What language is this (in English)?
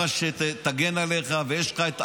Hebrew